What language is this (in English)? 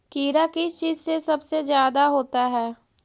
Magahi